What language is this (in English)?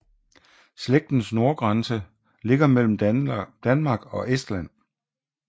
Danish